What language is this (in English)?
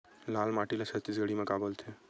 Chhattisgarhi